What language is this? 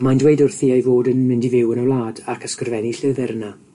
Welsh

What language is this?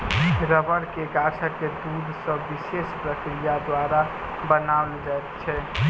Maithili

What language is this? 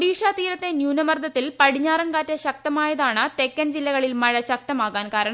Malayalam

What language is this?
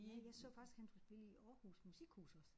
Danish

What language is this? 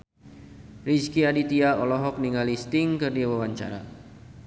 Sundanese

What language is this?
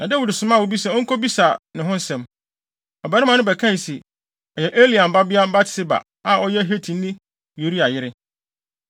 Akan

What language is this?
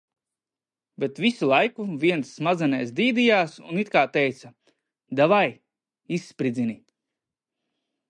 Latvian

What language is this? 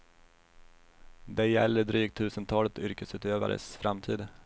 Swedish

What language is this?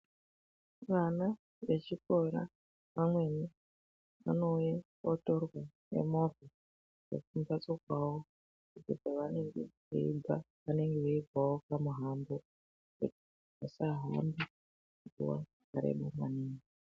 Ndau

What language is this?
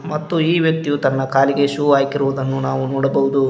Kannada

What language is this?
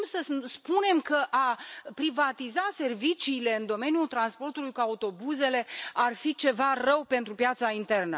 Romanian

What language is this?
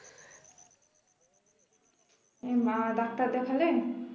Bangla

